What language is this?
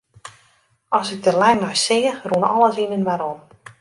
Western Frisian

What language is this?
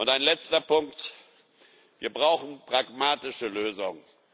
German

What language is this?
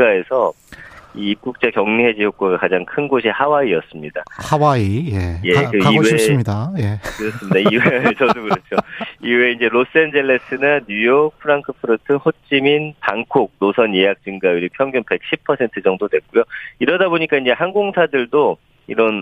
Korean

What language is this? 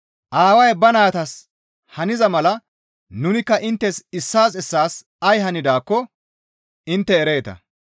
Gamo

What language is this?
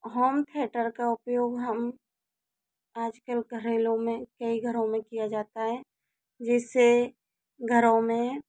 Hindi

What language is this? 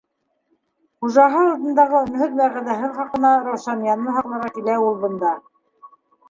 Bashkir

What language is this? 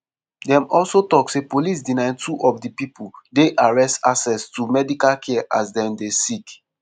Nigerian Pidgin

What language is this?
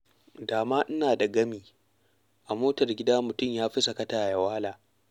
Hausa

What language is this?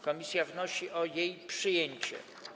Polish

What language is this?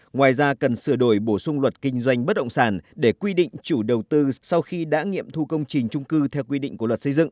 Vietnamese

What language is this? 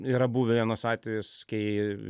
Lithuanian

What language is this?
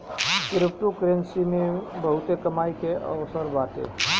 Bhojpuri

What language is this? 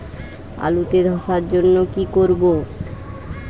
Bangla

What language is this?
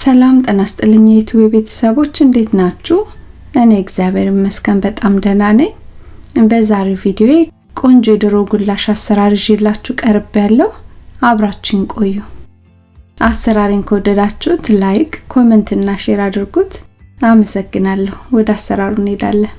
Amharic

